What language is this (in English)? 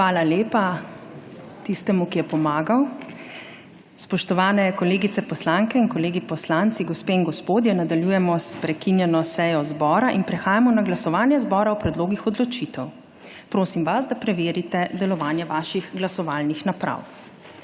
Slovenian